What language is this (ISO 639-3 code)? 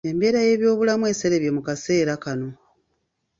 lug